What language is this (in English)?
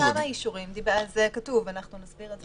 Hebrew